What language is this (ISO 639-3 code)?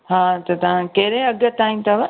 snd